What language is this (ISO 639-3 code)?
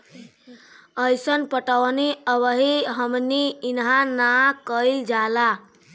bho